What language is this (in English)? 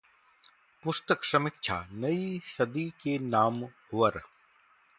Hindi